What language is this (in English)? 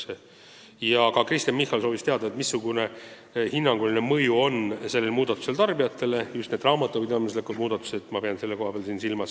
Estonian